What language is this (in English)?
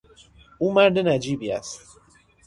Persian